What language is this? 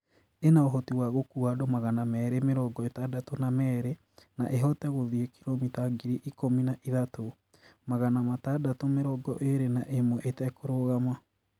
Kikuyu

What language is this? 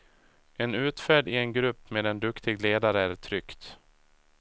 Swedish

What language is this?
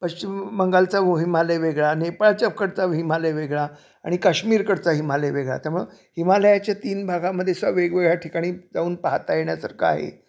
Marathi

